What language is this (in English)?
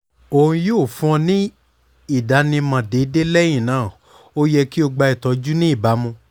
Yoruba